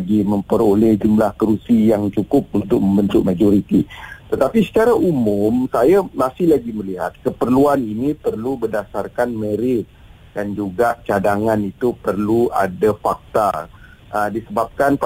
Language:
Malay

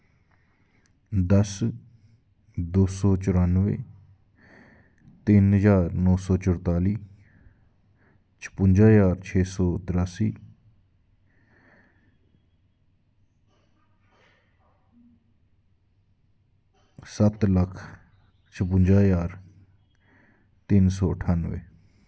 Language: Dogri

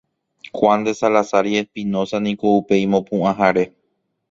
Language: Guarani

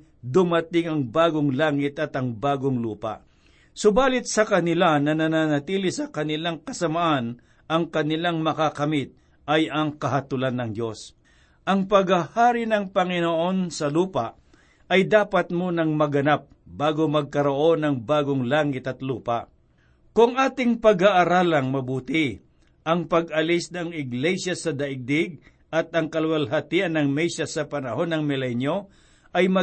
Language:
Filipino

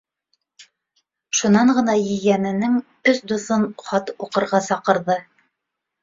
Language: Bashkir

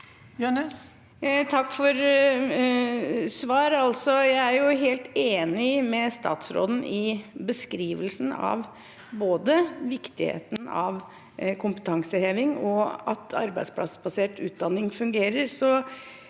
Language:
Norwegian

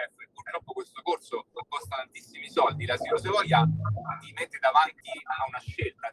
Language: Italian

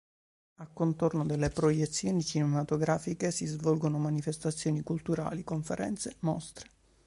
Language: Italian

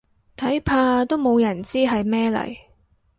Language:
Cantonese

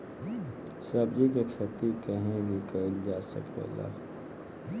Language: Bhojpuri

